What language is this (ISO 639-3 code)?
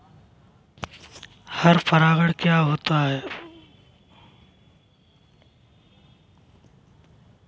hin